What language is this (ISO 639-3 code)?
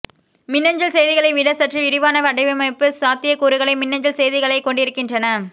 tam